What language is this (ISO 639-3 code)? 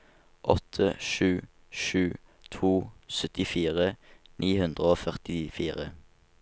nor